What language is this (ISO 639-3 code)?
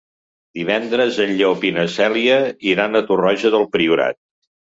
cat